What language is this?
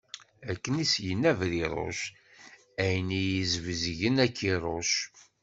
Kabyle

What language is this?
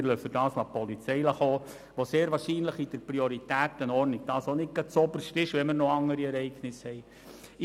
Swiss German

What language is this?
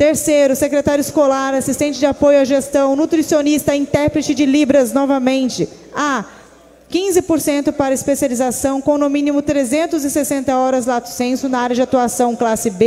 Portuguese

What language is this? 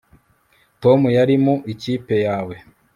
Kinyarwanda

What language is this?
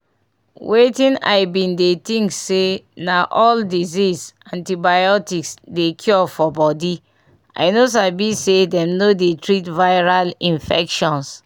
Nigerian Pidgin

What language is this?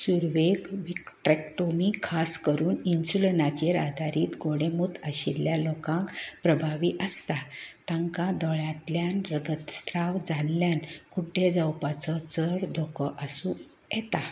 Konkani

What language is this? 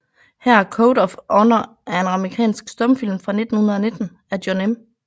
Danish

